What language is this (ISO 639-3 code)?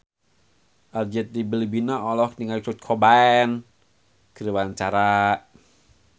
sun